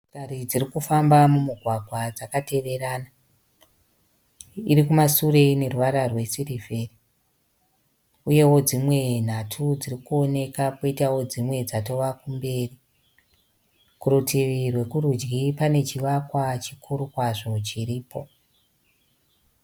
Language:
Shona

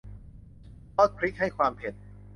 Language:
Thai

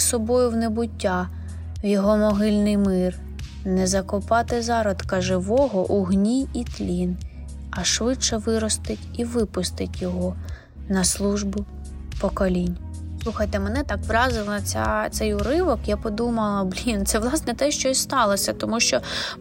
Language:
Ukrainian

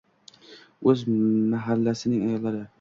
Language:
Uzbek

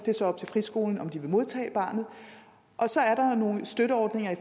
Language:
Danish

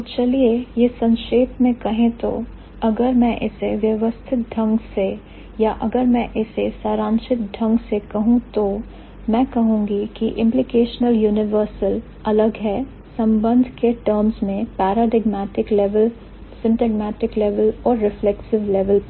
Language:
Hindi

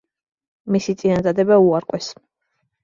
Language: Georgian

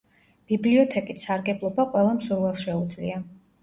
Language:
Georgian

